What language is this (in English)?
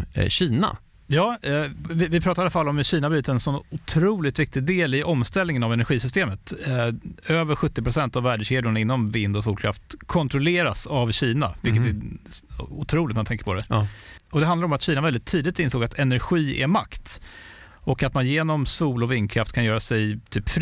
Swedish